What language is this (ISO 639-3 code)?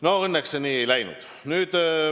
est